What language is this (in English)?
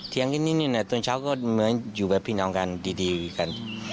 Thai